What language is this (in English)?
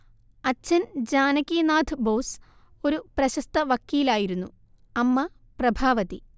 Malayalam